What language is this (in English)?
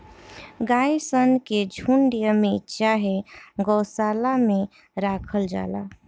Bhojpuri